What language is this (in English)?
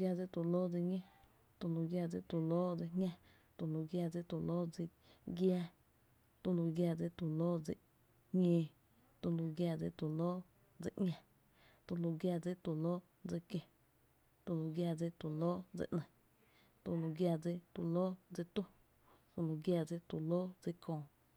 Tepinapa Chinantec